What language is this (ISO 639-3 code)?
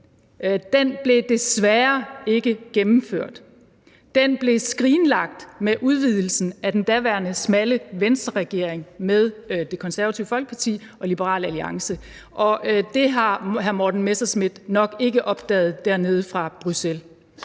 dan